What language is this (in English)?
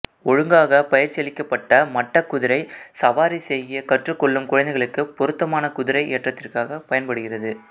Tamil